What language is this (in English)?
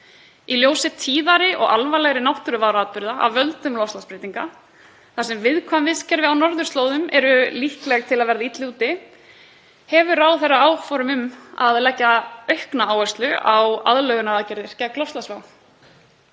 Icelandic